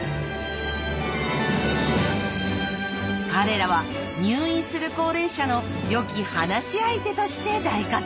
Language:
Japanese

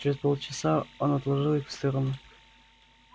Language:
Russian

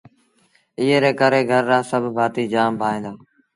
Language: Sindhi Bhil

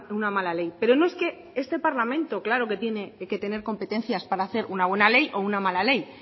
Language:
Spanish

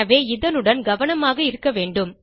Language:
Tamil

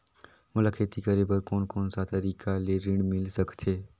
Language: Chhattisgarhi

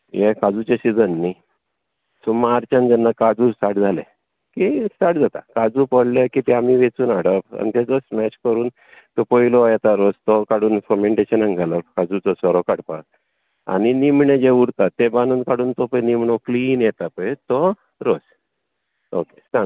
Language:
Konkani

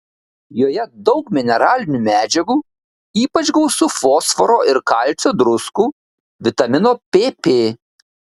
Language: Lithuanian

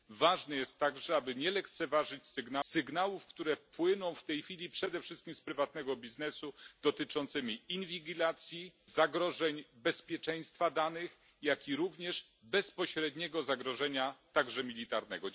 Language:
Polish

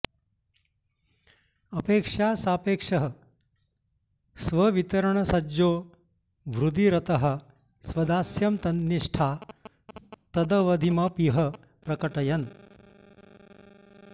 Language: Sanskrit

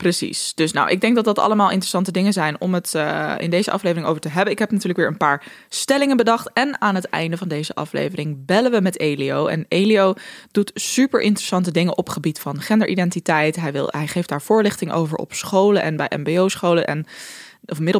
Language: Dutch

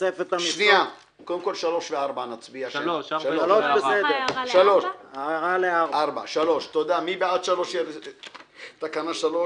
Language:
Hebrew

